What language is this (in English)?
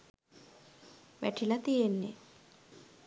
Sinhala